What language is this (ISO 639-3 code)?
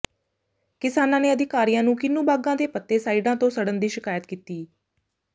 pan